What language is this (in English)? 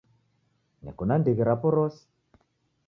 Taita